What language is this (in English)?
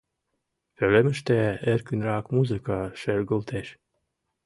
Mari